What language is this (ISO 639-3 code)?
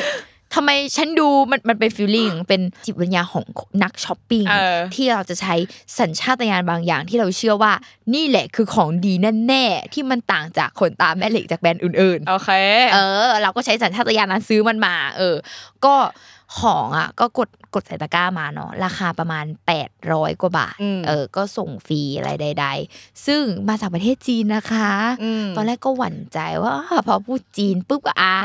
tha